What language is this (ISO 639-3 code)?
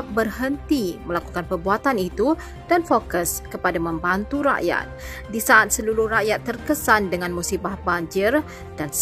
msa